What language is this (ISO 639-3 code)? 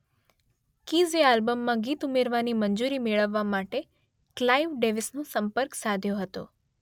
guj